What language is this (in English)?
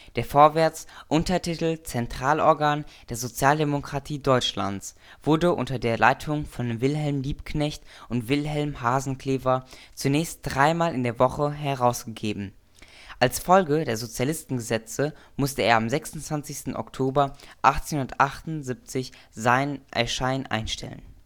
German